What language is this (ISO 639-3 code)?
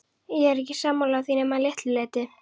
isl